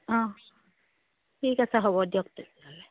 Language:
Assamese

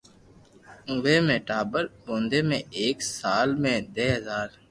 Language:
Loarki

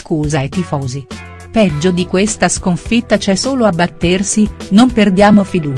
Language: Italian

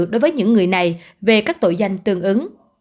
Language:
Vietnamese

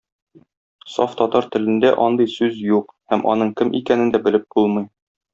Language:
Tatar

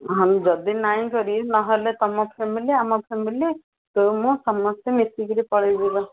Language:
Odia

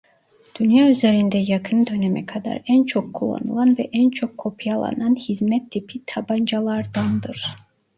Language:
Turkish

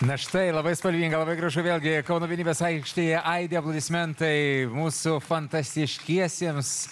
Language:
Lithuanian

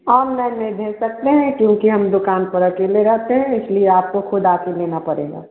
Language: Hindi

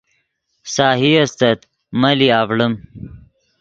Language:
Yidgha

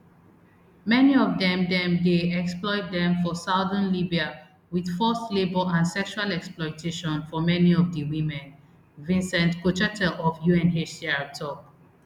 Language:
Nigerian Pidgin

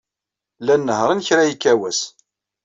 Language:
Kabyle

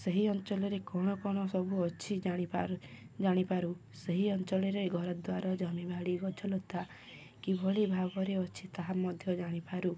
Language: Odia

